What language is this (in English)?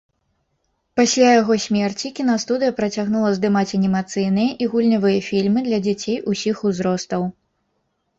Belarusian